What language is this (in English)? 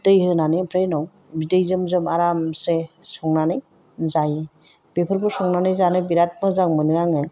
Bodo